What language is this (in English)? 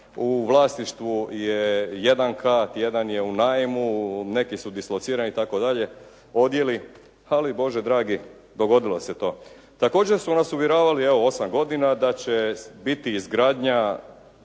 Croatian